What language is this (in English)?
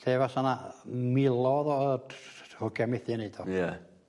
Welsh